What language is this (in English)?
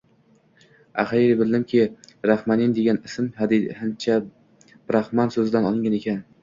Uzbek